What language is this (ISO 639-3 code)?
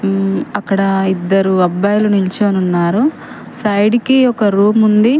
tel